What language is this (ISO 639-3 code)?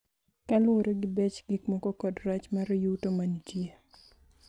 luo